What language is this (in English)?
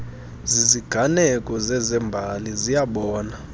Xhosa